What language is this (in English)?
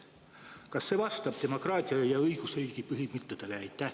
Estonian